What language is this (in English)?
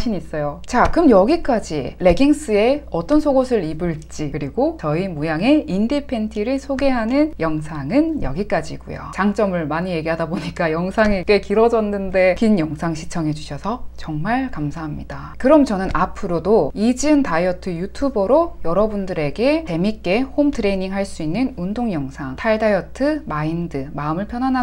Korean